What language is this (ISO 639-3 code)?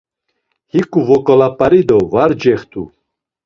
lzz